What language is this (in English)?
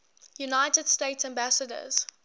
English